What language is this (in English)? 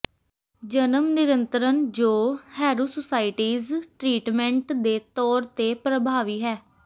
Punjabi